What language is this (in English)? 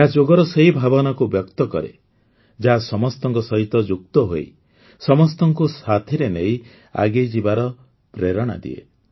Odia